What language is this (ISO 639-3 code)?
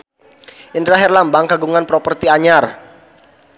sun